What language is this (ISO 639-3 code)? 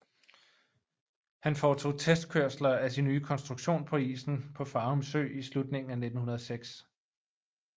dan